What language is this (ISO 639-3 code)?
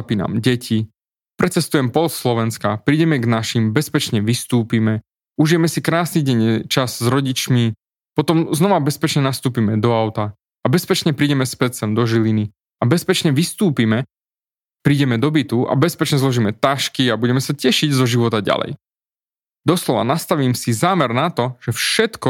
slk